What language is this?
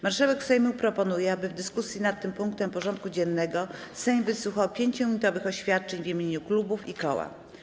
Polish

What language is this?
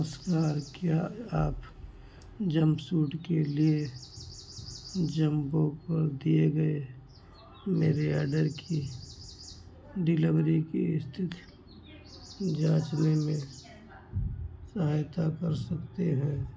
Hindi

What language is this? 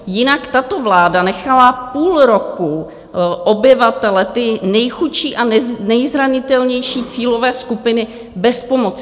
Czech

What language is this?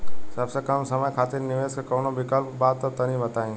Bhojpuri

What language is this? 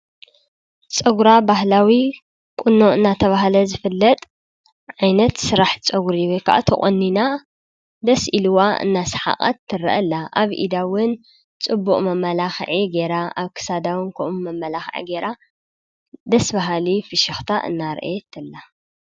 Tigrinya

